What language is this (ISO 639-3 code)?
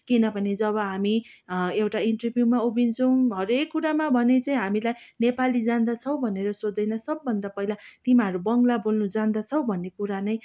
nep